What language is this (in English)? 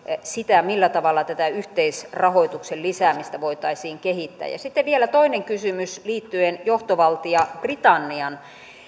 Finnish